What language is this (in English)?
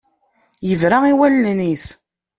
Kabyle